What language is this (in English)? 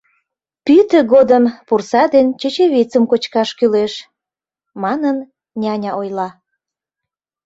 Mari